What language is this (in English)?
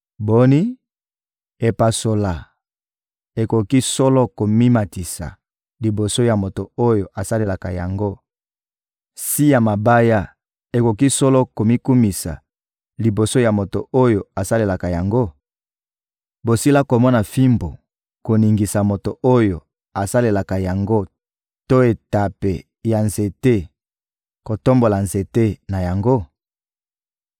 Lingala